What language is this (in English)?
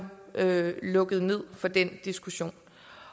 Danish